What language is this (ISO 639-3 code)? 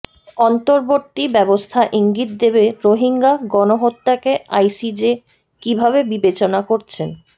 ben